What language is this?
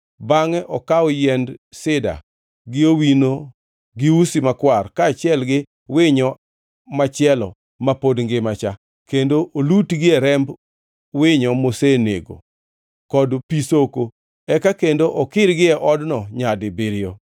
Luo (Kenya and Tanzania)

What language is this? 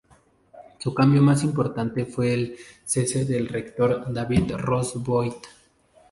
Spanish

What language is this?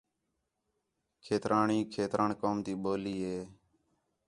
Khetrani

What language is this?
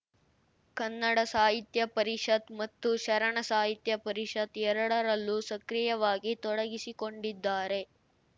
Kannada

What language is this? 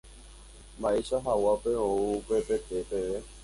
Guarani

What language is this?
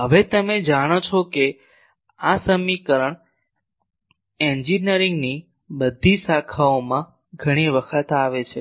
Gujarati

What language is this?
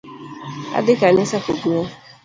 Luo (Kenya and Tanzania)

